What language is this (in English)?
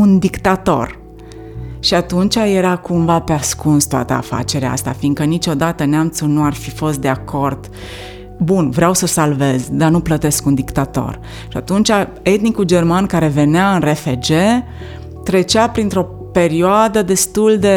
Romanian